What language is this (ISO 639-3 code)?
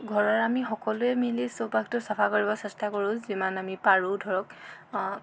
asm